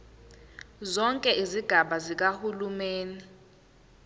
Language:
Zulu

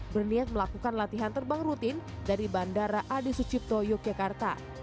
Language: Indonesian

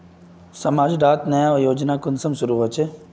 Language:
Magahi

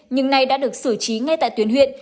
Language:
Vietnamese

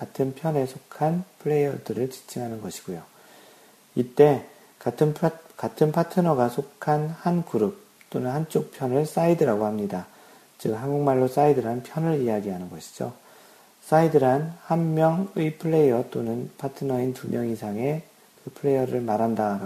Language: Korean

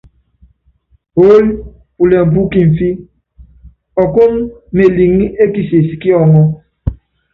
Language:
Yangben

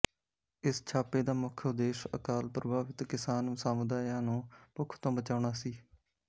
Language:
Punjabi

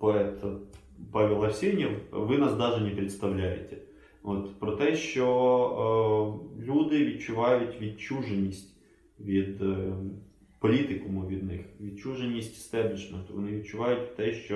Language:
Ukrainian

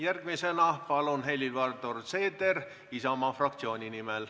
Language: Estonian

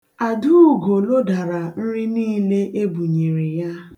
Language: Igbo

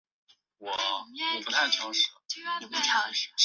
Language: Chinese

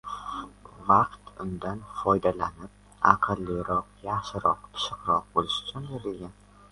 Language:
Uzbek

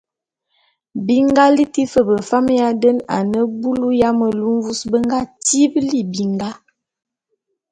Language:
Bulu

